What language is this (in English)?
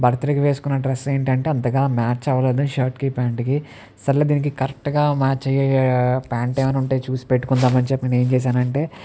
Telugu